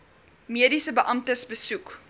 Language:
Afrikaans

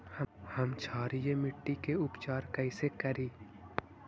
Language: Magahi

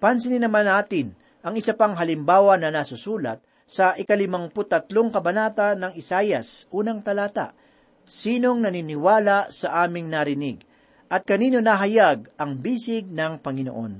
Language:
Filipino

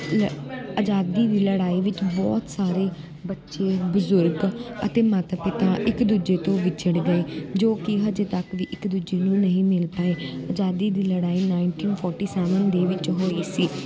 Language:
Punjabi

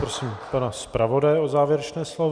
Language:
Czech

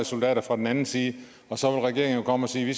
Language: Danish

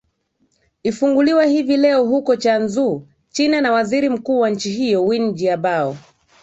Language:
Swahili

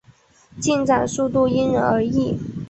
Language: Chinese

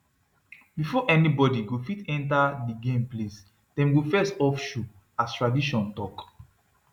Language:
Nigerian Pidgin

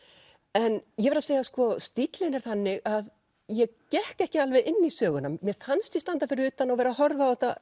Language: Icelandic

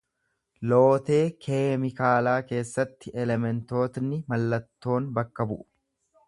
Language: Oromo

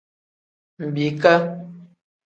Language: Tem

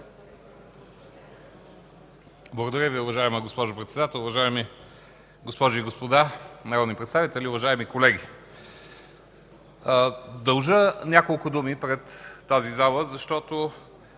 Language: Bulgarian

